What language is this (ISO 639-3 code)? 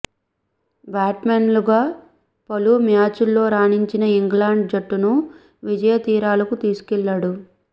tel